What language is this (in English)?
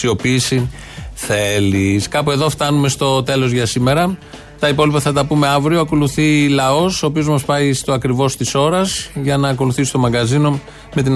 Greek